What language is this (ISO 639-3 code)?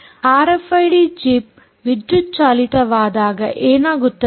kan